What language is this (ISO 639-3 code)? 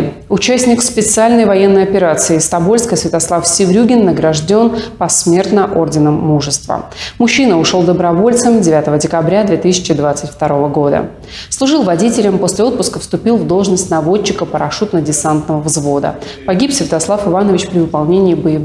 rus